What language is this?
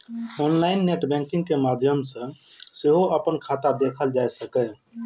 Maithili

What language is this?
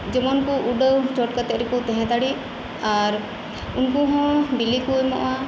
Santali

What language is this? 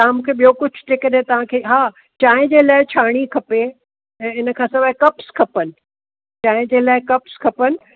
Sindhi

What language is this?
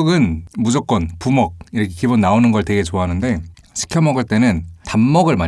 Korean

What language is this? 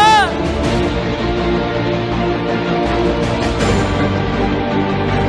Vietnamese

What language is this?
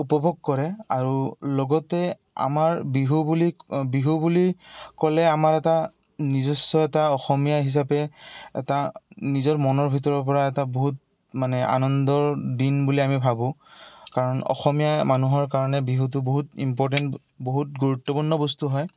Assamese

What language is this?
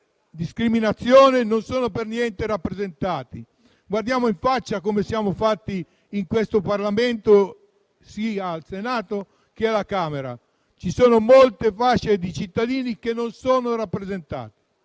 Italian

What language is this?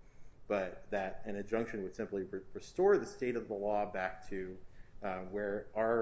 English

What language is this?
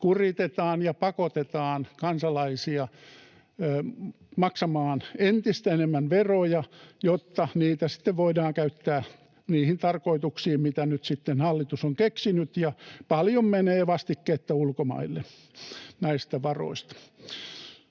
Finnish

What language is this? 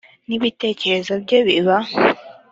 Kinyarwanda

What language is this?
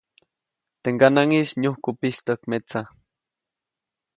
Copainalá Zoque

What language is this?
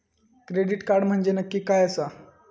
Marathi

